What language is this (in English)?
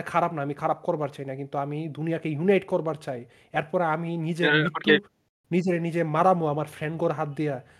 Bangla